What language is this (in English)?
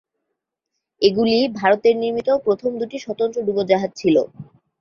Bangla